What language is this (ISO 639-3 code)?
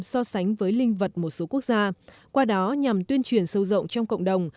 vie